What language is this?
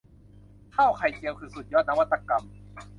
Thai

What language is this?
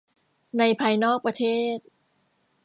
Thai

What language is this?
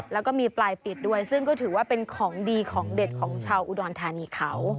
Thai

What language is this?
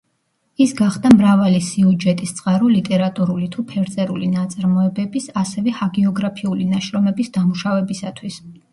Georgian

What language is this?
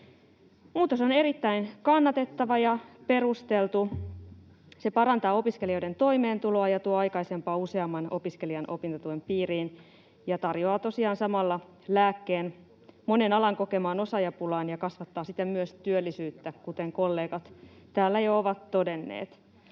Finnish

